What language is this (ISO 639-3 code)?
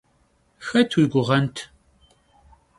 kbd